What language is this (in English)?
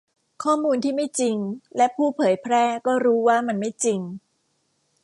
Thai